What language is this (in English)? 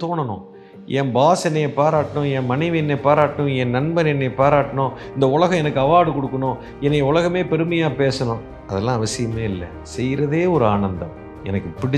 Tamil